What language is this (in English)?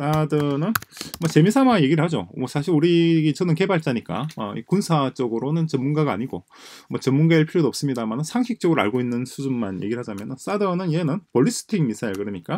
Korean